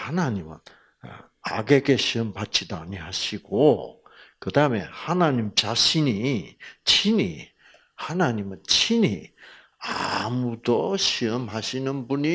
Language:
Korean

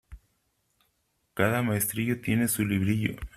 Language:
Spanish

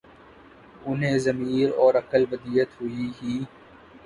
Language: Urdu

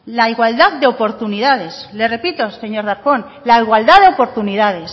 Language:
Spanish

